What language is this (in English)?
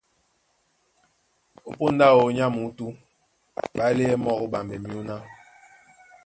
Duala